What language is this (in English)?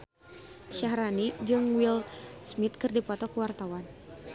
Sundanese